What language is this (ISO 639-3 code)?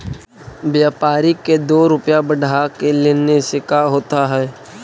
mag